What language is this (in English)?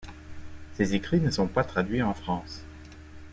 French